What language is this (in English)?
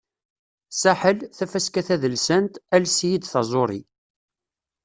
Kabyle